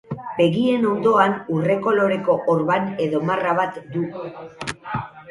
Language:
Basque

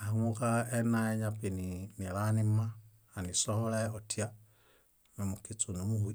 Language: Bayot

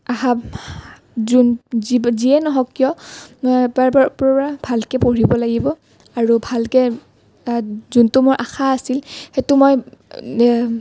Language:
Assamese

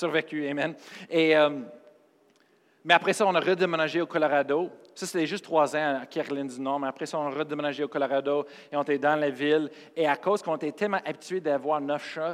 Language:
French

